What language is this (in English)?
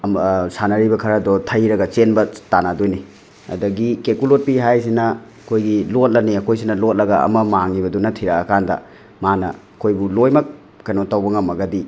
Manipuri